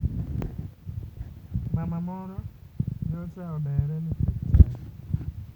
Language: Luo (Kenya and Tanzania)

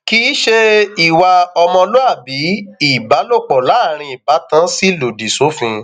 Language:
Yoruba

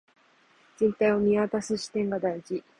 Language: Japanese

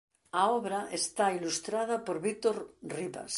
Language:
Galician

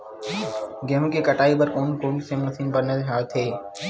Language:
Chhattisgarhi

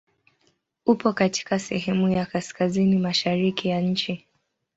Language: Swahili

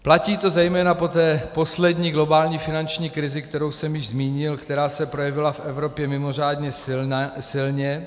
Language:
Czech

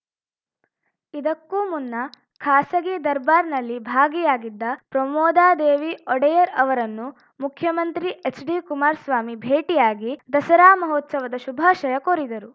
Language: Kannada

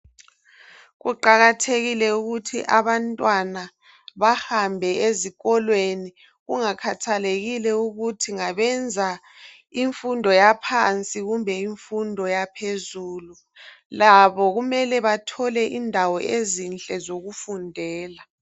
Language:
North Ndebele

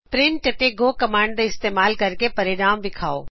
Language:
Punjabi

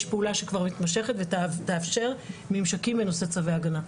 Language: Hebrew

